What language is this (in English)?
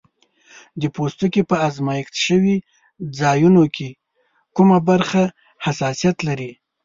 Pashto